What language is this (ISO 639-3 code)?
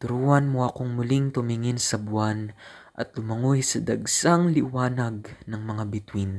fil